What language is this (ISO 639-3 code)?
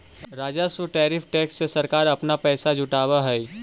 mag